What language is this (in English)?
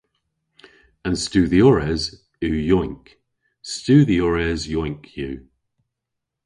Cornish